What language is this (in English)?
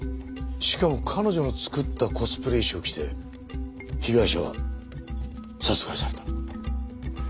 Japanese